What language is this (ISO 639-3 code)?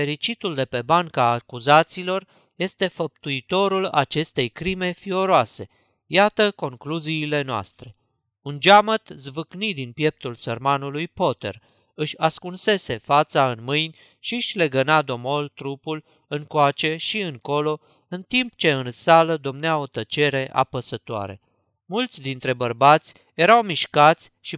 ron